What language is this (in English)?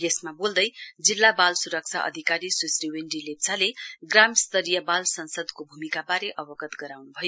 Nepali